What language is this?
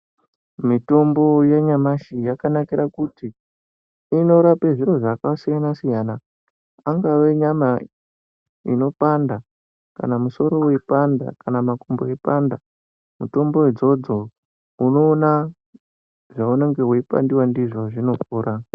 Ndau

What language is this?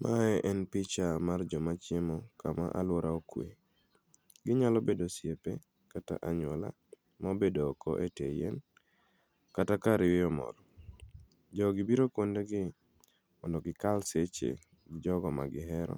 Luo (Kenya and Tanzania)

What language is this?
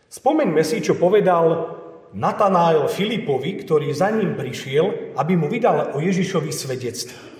Slovak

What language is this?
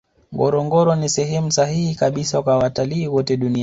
Swahili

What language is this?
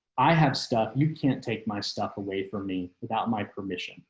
English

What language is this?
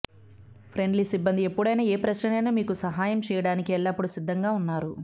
Telugu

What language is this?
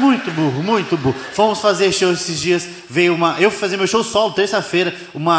Portuguese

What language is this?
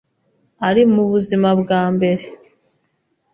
Kinyarwanda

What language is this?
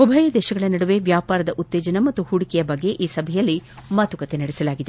Kannada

